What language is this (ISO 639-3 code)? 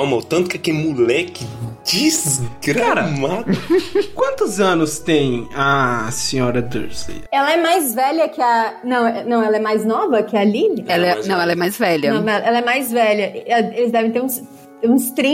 por